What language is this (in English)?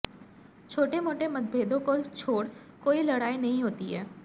Hindi